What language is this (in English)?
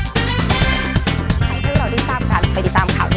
Thai